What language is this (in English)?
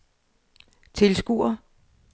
Danish